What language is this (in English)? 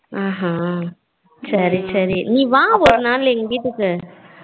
Tamil